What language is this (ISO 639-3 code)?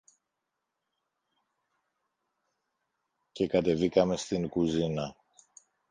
ell